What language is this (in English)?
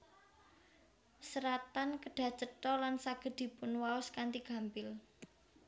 Javanese